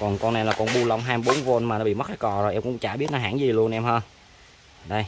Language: Vietnamese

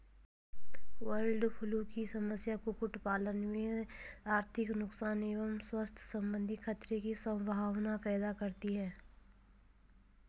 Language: Hindi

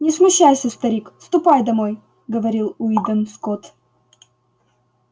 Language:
Russian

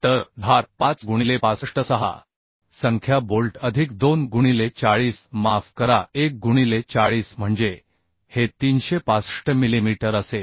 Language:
Marathi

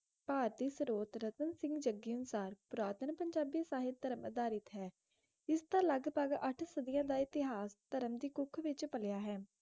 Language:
Punjabi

